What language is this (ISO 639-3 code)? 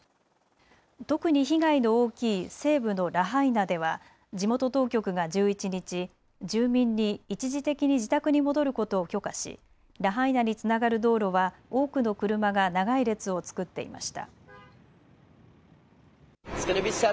jpn